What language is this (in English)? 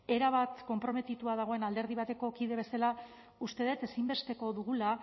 Basque